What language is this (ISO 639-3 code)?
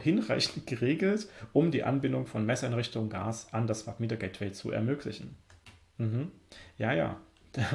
deu